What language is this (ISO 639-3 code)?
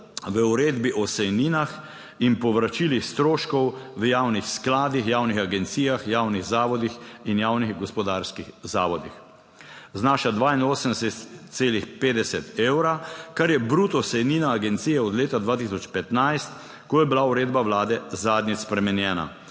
slv